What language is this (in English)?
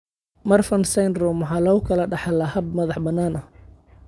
Somali